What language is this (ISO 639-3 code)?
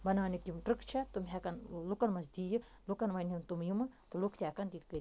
kas